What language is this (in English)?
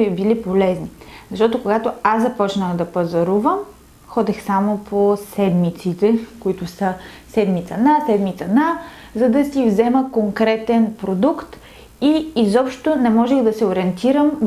Bulgarian